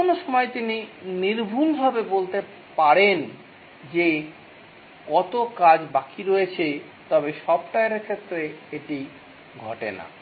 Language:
Bangla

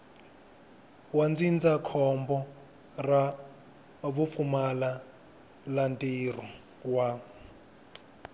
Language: Tsonga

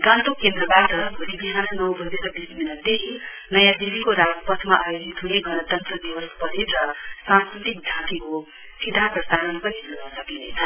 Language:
Nepali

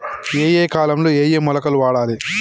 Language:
Telugu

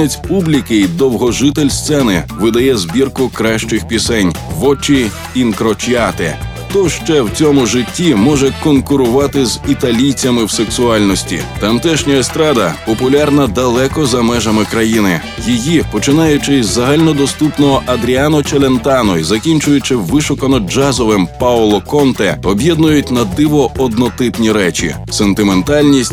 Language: Ukrainian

